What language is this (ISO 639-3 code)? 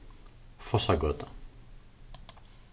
fao